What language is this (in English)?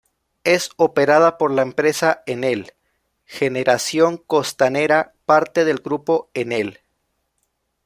Spanish